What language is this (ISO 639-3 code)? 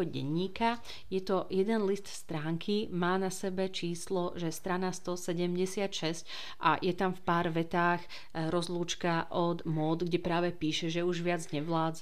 slk